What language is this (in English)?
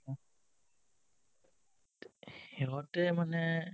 Assamese